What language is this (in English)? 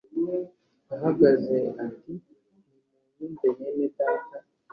Kinyarwanda